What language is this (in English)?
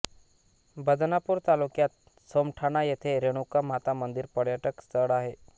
Marathi